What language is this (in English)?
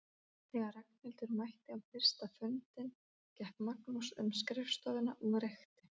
Icelandic